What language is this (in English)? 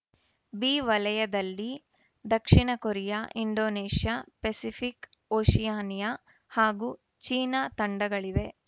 Kannada